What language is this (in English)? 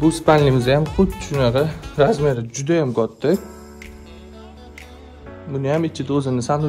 Turkish